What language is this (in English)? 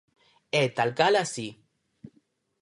Galician